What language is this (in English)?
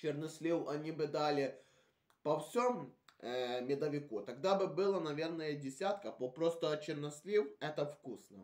Russian